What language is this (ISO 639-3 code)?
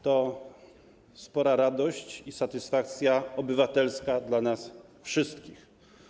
pol